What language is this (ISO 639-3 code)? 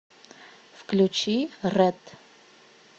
rus